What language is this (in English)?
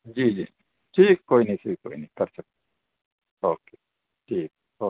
Urdu